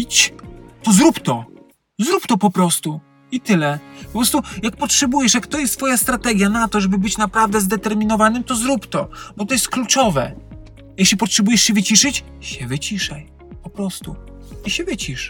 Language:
Polish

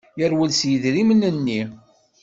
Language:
Kabyle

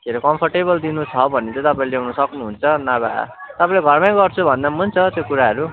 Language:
Nepali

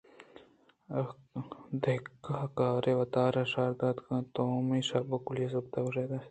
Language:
Eastern Balochi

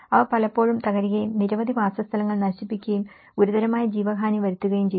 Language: Malayalam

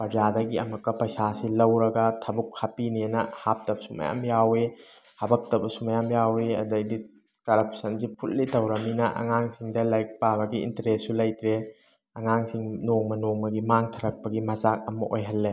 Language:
Manipuri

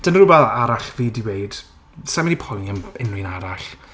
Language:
Welsh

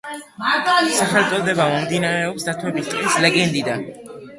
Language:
Georgian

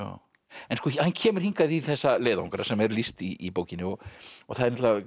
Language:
Icelandic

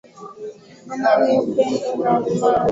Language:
Swahili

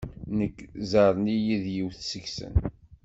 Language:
Kabyle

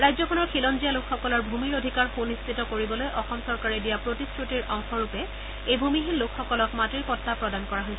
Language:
Assamese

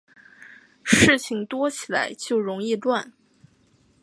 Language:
Chinese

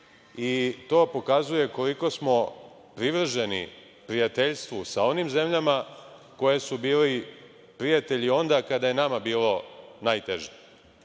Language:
Serbian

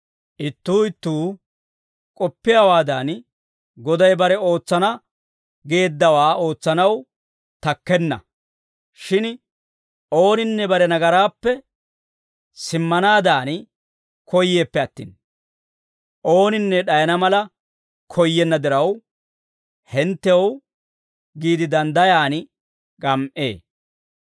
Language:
Dawro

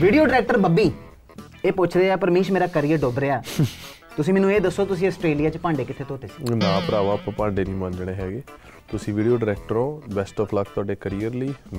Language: Punjabi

